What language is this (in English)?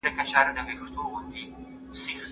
Pashto